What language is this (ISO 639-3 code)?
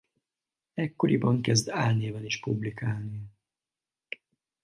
hun